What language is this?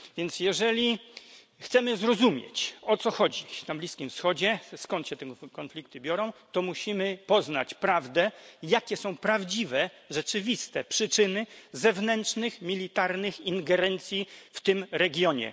Polish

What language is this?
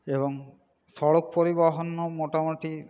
Bangla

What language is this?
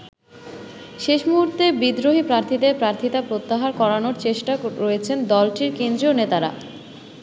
Bangla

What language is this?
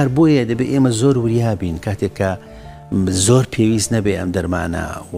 Arabic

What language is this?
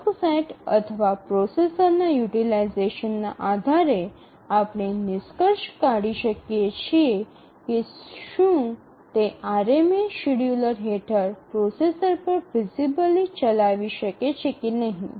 Gujarati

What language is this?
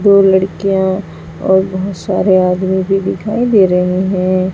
Hindi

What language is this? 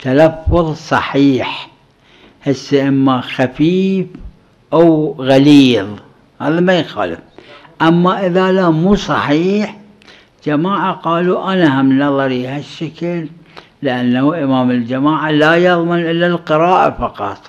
Arabic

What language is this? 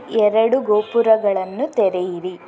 Kannada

